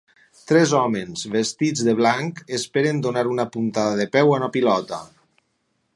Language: Catalan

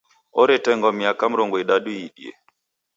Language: Taita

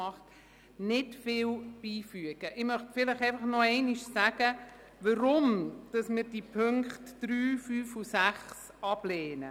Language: Swiss German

